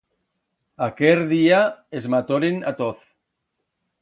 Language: Aragonese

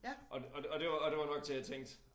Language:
Danish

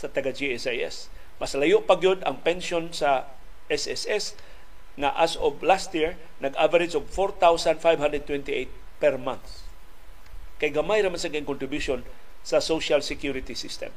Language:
Filipino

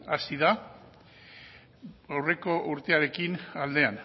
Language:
Basque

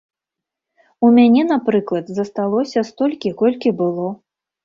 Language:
Belarusian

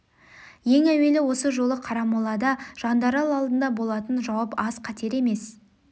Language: Kazakh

